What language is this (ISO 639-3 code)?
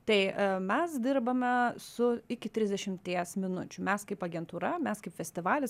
lit